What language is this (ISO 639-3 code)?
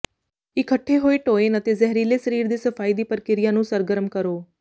pan